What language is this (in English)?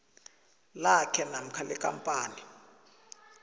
South Ndebele